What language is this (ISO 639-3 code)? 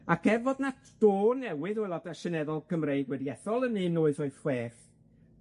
cym